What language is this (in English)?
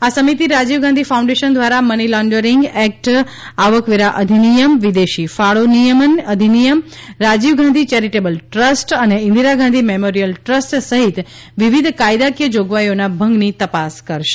Gujarati